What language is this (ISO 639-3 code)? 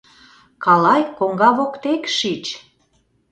chm